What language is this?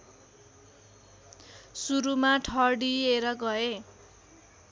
Nepali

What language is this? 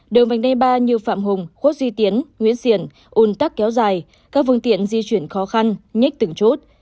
Vietnamese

